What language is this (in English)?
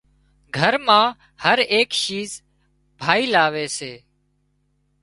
Wadiyara Koli